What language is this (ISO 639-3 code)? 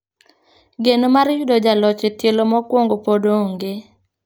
luo